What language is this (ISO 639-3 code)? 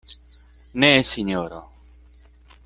epo